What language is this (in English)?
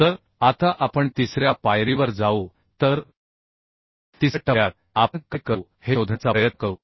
Marathi